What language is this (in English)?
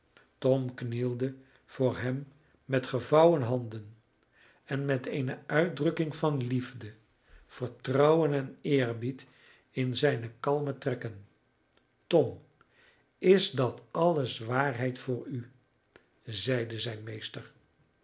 Dutch